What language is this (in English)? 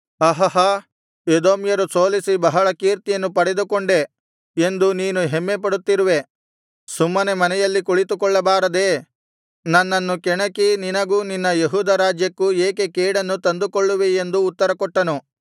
Kannada